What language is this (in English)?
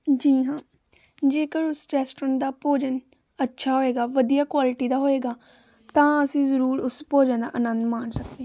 Punjabi